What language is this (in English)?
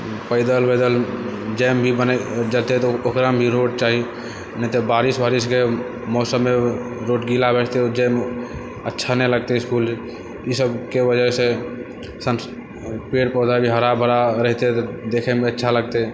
Maithili